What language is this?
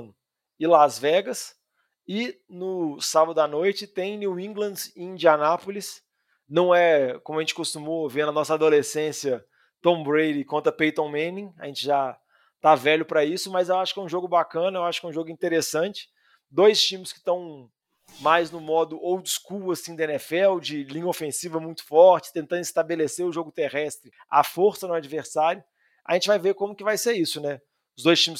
Portuguese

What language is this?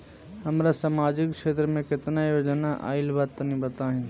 Bhojpuri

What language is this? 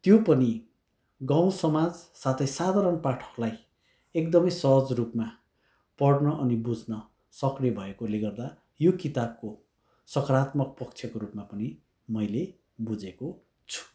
Nepali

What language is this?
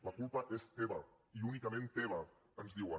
Catalan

